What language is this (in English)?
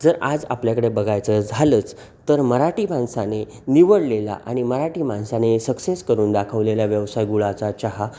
Marathi